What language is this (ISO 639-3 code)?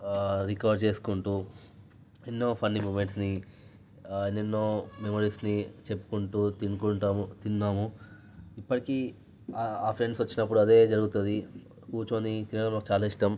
tel